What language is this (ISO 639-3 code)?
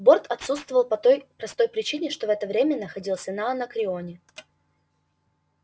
rus